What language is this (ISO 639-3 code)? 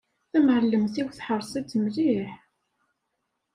kab